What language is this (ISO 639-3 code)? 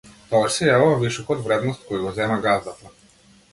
mkd